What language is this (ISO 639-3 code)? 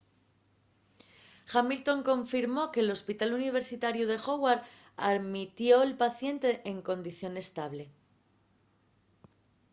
ast